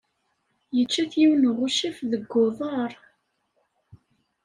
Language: Kabyle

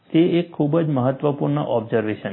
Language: Gujarati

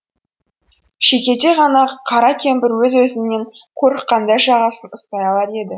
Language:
Kazakh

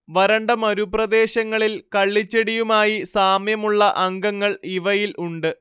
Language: Malayalam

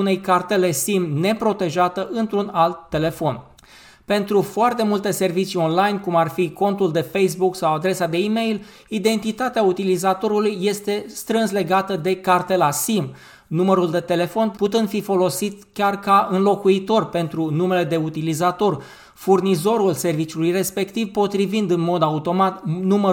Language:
Romanian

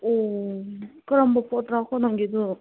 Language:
Manipuri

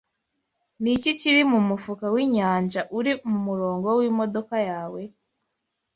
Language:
Kinyarwanda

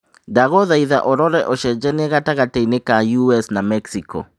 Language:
Kikuyu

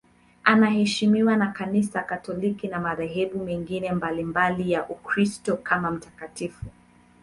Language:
Swahili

